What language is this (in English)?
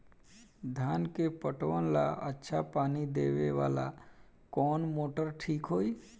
Bhojpuri